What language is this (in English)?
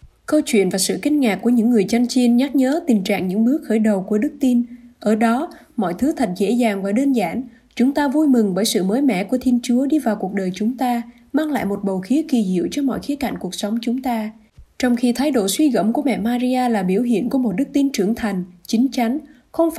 Vietnamese